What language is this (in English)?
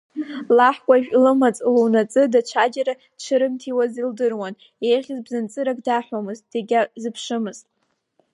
Abkhazian